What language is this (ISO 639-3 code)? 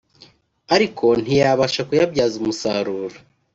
kin